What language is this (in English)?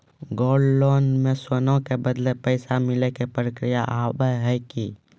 Maithili